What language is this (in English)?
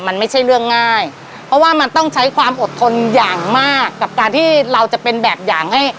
Thai